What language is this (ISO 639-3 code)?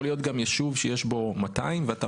heb